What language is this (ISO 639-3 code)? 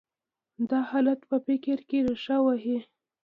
pus